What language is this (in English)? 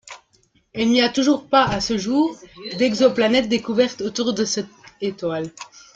French